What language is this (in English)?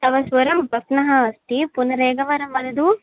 Sanskrit